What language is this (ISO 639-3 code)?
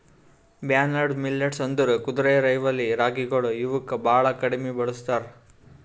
kan